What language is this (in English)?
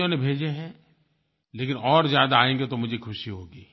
Hindi